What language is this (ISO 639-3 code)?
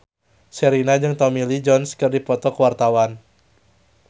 sun